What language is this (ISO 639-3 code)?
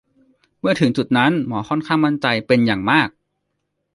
tha